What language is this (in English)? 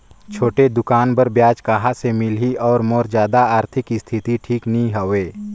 Chhattisgarhi